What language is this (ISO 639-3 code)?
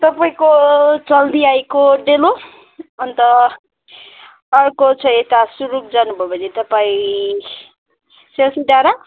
nep